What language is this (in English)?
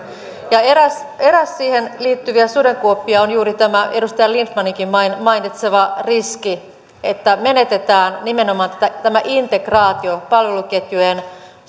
Finnish